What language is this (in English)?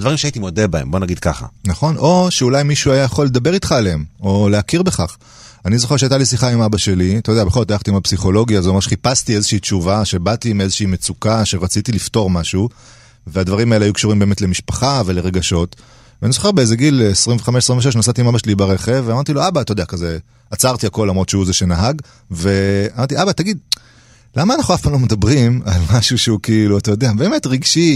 Hebrew